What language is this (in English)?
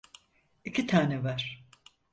Turkish